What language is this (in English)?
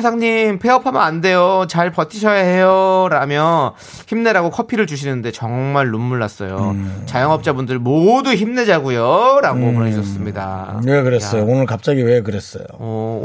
Korean